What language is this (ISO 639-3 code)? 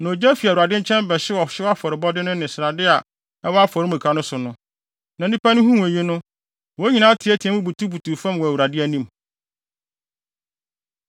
aka